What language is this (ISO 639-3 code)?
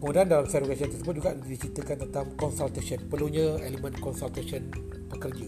msa